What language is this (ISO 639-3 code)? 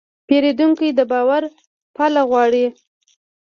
pus